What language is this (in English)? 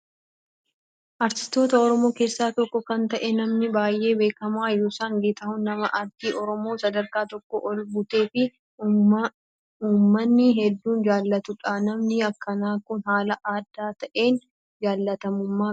Oromo